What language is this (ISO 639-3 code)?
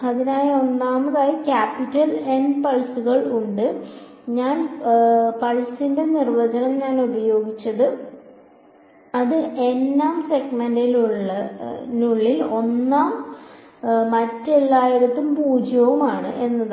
mal